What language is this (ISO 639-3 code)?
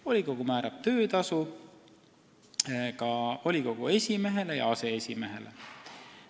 est